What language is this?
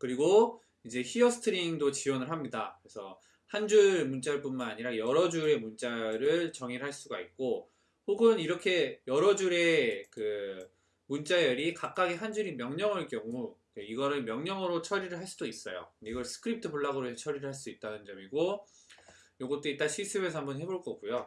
Korean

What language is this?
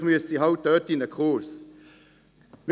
Swiss German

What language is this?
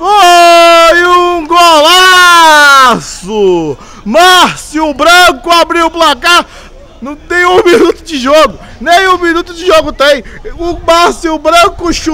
Portuguese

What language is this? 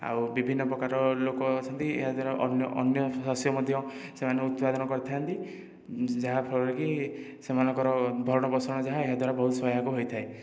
Odia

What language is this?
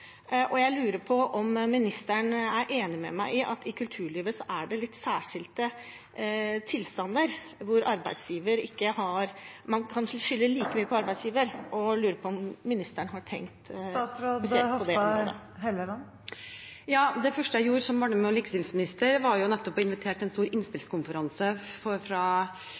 Norwegian Bokmål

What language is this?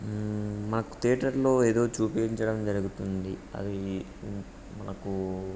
Telugu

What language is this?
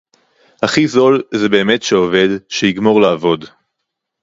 Hebrew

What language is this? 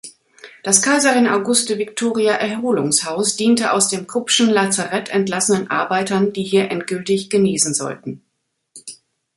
German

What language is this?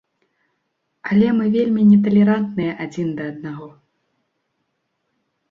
Belarusian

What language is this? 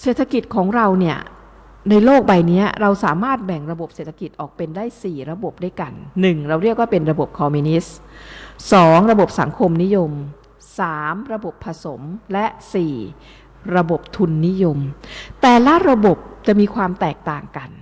Thai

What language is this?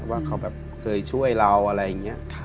Thai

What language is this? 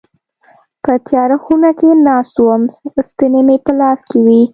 Pashto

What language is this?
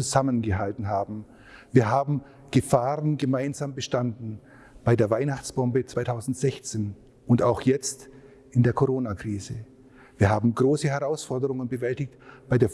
German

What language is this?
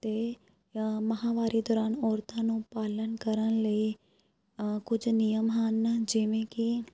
Punjabi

